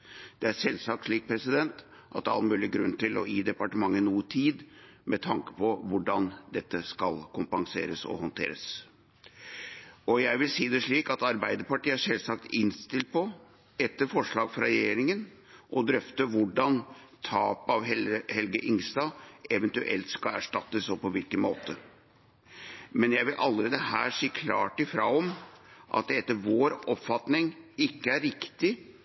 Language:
Norwegian Bokmål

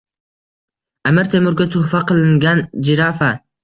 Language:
Uzbek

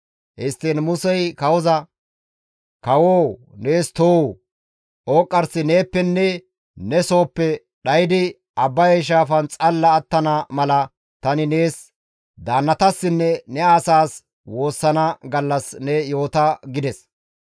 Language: Gamo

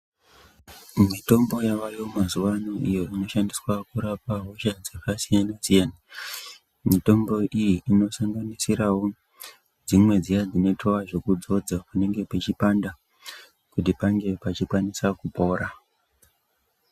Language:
Ndau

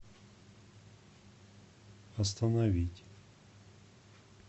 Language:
Russian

